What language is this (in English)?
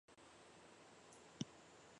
Chinese